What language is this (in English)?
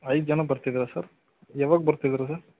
Kannada